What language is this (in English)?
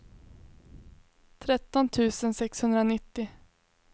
Swedish